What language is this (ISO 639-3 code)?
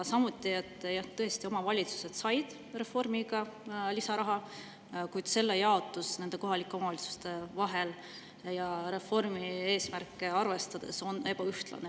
est